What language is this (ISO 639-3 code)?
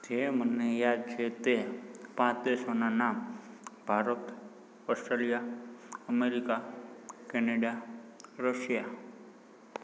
guj